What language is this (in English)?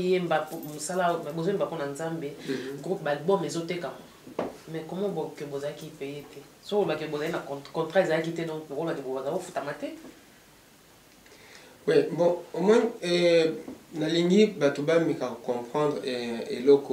French